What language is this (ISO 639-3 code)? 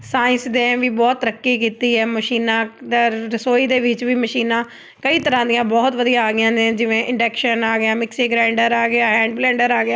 pan